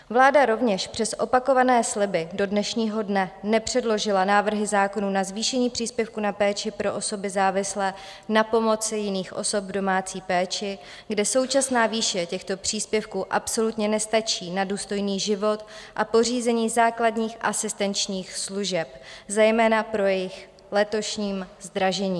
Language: Czech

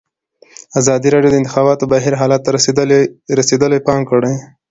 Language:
Pashto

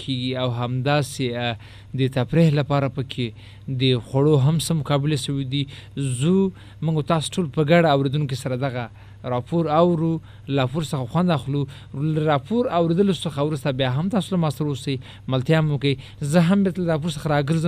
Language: Urdu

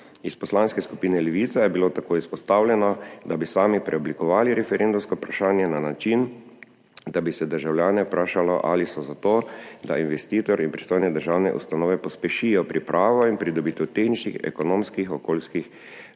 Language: Slovenian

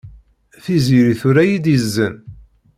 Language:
Kabyle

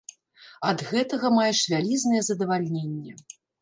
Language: Belarusian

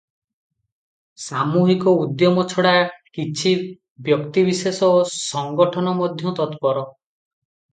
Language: Odia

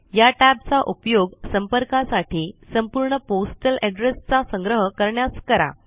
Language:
Marathi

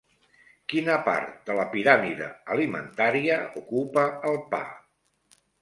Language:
Catalan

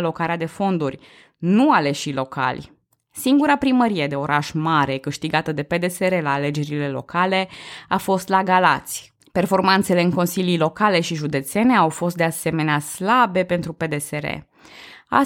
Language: Romanian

